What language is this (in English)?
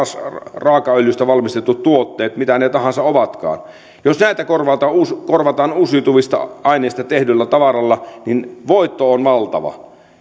Finnish